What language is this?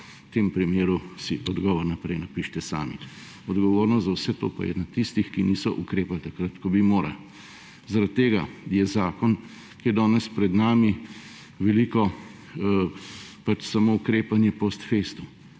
Slovenian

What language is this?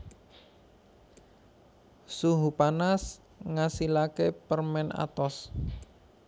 Javanese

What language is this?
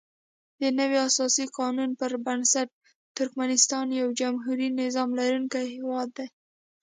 Pashto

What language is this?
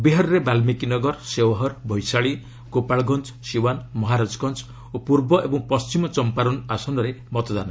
Odia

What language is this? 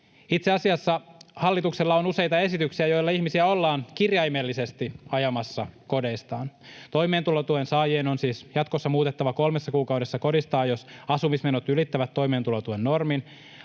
Finnish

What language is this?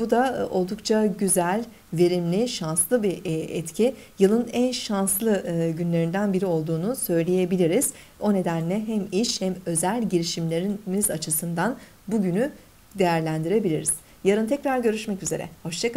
Turkish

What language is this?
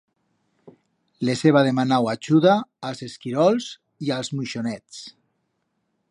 Aragonese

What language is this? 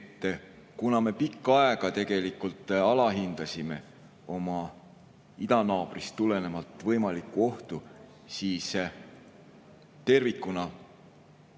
Estonian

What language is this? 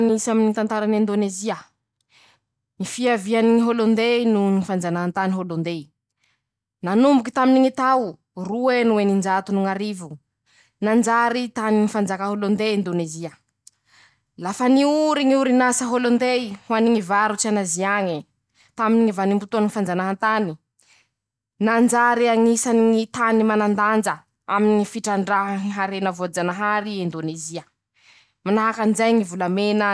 Masikoro Malagasy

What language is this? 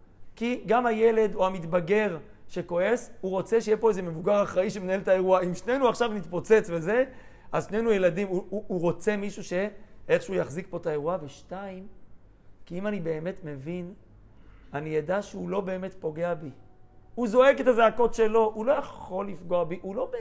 Hebrew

